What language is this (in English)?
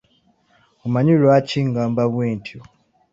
Ganda